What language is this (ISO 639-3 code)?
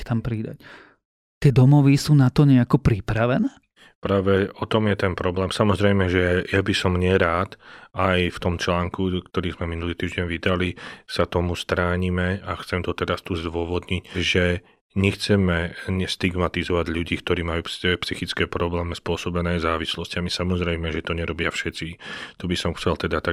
slk